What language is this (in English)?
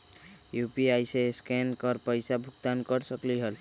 Magahi